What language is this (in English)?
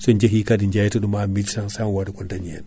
Fula